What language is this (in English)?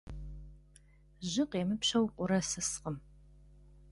Kabardian